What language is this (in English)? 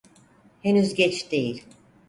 Turkish